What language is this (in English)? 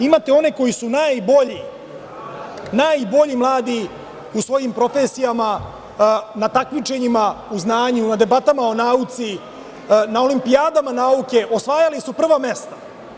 Serbian